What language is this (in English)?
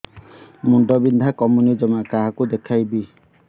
Odia